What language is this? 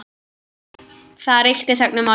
Icelandic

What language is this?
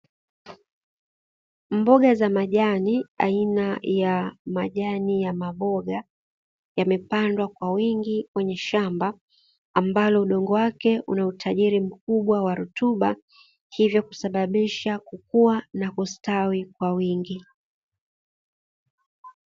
Swahili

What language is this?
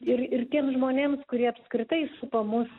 Lithuanian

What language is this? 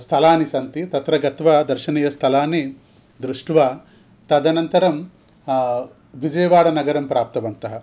Sanskrit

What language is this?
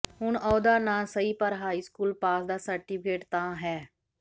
Punjabi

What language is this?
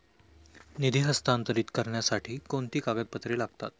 Marathi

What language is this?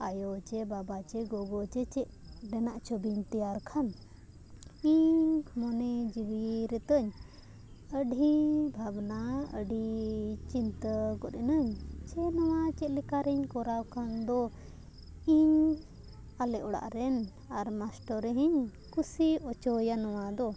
Santali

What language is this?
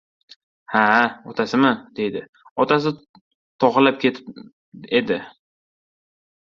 Uzbek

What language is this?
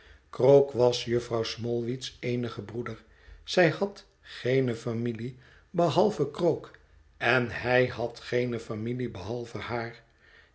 Dutch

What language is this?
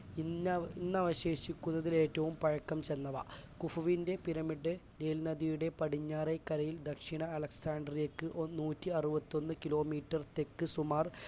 Malayalam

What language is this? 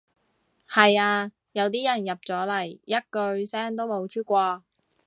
Cantonese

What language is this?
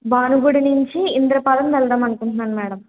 Telugu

